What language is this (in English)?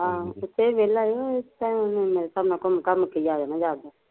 Punjabi